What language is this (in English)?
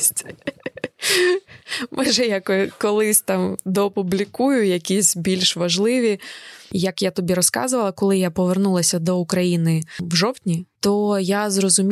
Ukrainian